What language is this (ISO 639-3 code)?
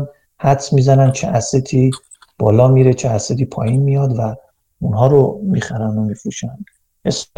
fas